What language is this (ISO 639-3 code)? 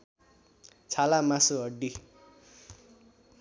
nep